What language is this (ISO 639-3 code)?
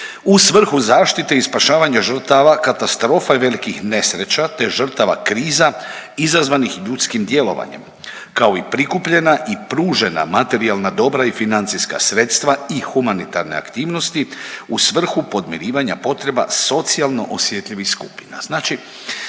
hrv